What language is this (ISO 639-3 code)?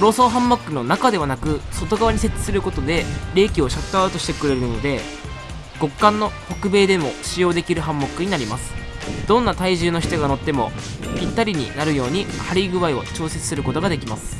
jpn